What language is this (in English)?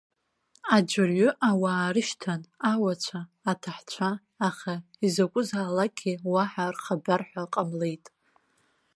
Abkhazian